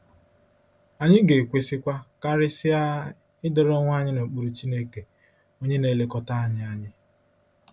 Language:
Igbo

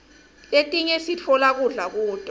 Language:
Swati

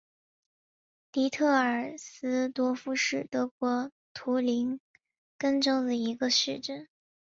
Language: Chinese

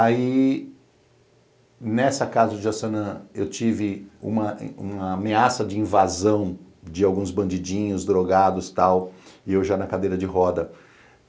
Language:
Portuguese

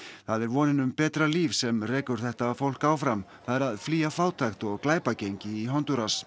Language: Icelandic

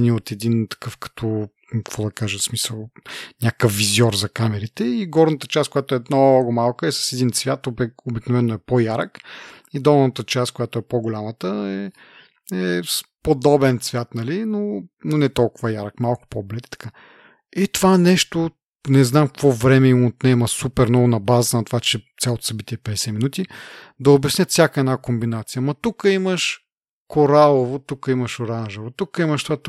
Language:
Bulgarian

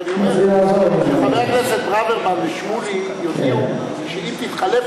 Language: Hebrew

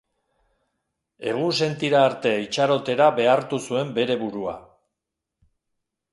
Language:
Basque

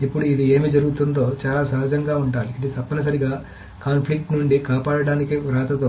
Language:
Telugu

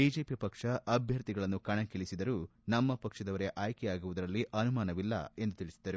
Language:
Kannada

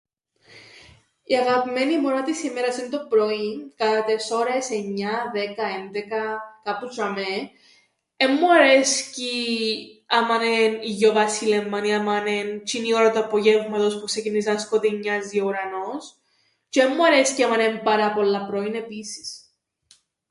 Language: Greek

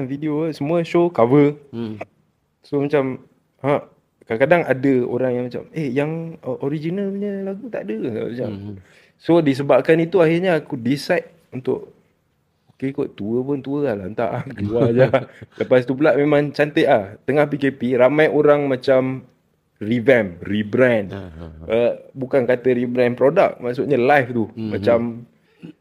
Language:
Malay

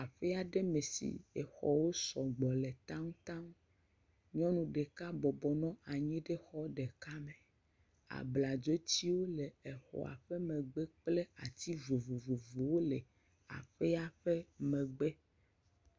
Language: Ewe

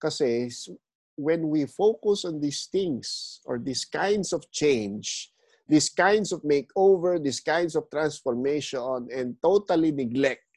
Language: Filipino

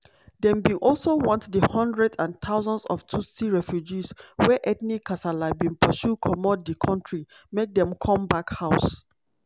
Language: Nigerian Pidgin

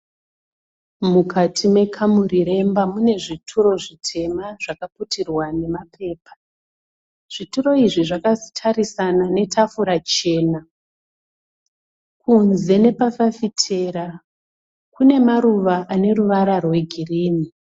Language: Shona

